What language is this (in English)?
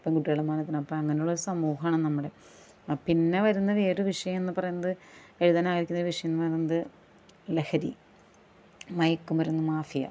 Malayalam